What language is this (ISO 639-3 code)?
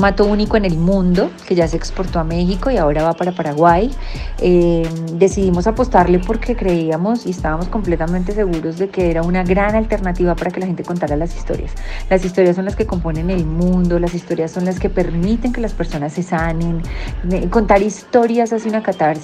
spa